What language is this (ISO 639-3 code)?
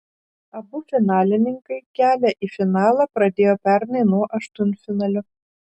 lit